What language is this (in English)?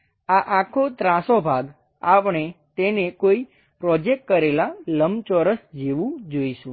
Gujarati